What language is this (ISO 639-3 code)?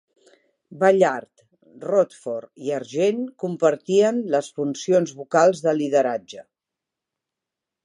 cat